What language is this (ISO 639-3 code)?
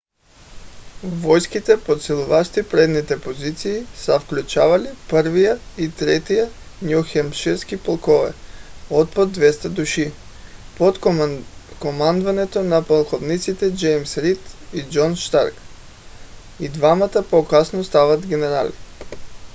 bul